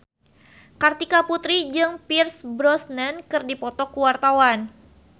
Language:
Sundanese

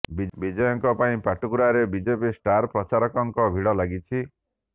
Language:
Odia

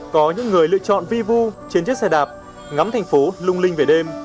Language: Vietnamese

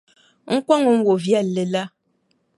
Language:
Dagbani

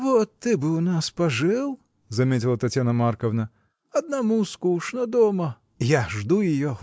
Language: Russian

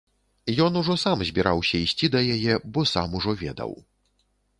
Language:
Belarusian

